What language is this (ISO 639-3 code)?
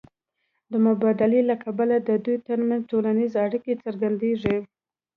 pus